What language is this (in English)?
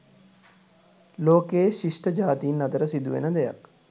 Sinhala